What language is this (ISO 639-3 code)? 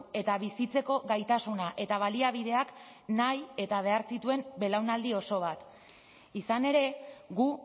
eus